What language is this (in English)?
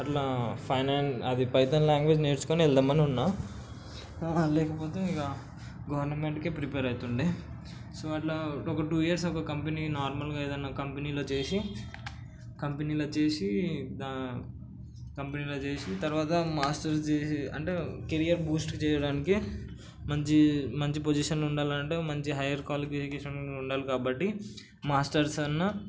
Telugu